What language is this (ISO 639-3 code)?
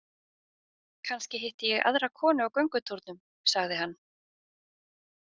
isl